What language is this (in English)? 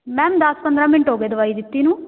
Punjabi